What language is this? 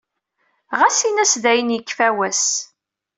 Kabyle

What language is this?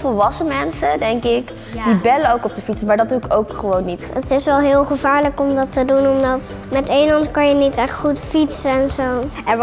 Dutch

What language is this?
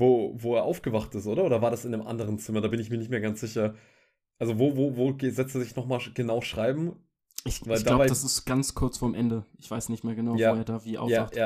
German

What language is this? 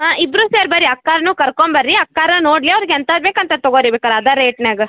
Kannada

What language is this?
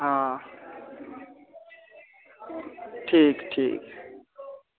Dogri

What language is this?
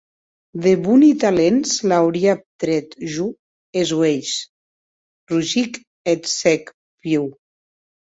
Occitan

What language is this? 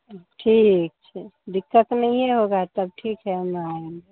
Hindi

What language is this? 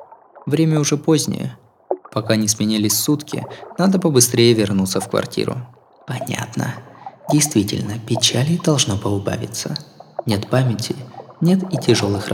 Russian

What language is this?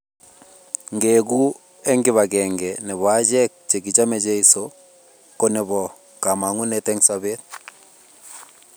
Kalenjin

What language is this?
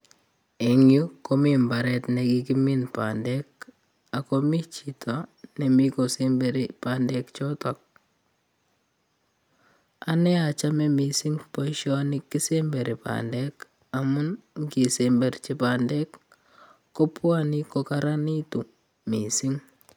Kalenjin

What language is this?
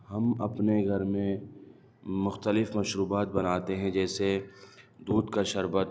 Urdu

